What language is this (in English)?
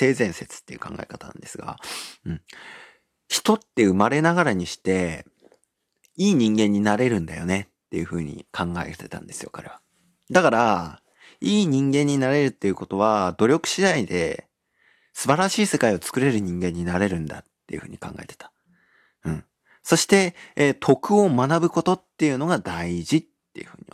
Japanese